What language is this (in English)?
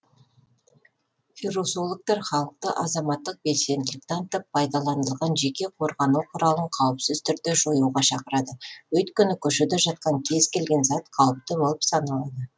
Kazakh